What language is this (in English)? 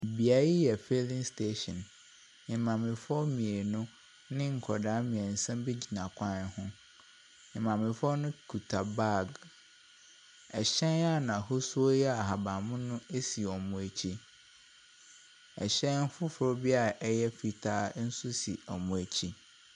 Akan